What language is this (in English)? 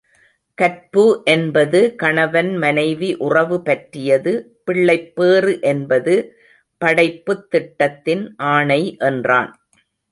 Tamil